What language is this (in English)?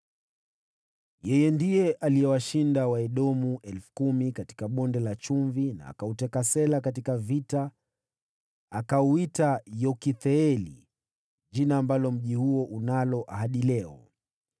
Swahili